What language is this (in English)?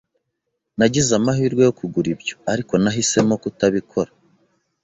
Kinyarwanda